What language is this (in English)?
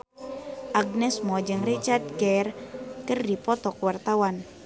Sundanese